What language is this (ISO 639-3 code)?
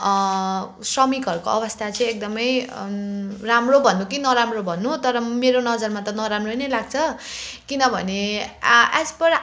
nep